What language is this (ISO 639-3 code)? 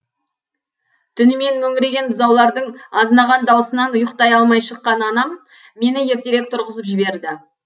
kaz